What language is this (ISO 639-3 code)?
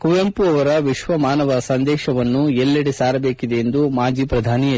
kan